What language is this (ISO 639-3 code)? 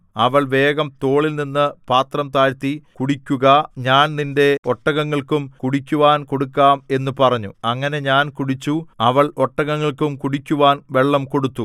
mal